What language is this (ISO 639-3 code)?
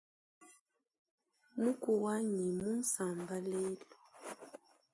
lua